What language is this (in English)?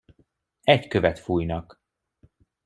Hungarian